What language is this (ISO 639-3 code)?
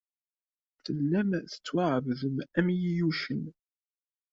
kab